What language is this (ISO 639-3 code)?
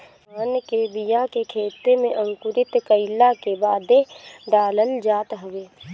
bho